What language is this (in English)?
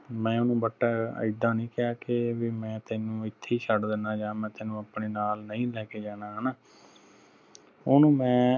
Punjabi